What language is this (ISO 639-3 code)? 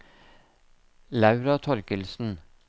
nor